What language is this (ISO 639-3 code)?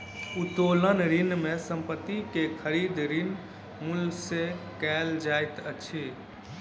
mai